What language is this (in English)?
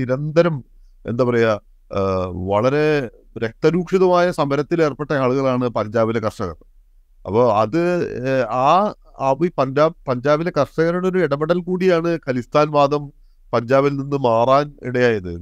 Malayalam